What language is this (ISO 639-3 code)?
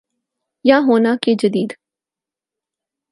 urd